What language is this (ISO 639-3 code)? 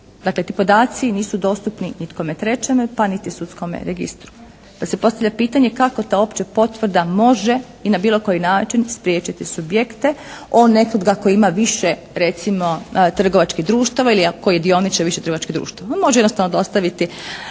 hrv